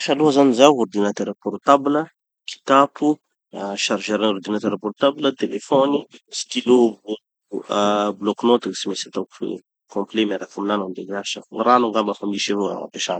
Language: Tanosy Malagasy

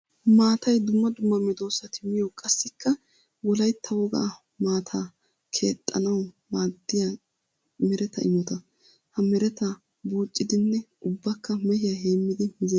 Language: Wolaytta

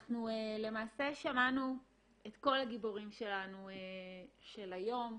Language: Hebrew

